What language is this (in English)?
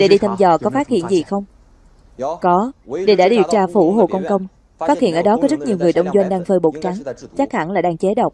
Vietnamese